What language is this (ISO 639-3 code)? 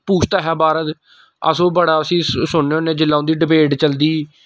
doi